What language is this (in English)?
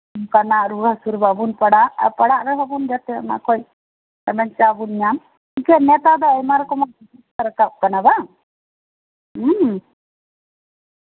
Santali